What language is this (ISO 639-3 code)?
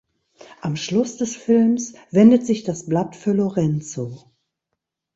deu